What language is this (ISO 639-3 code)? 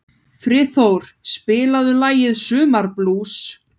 isl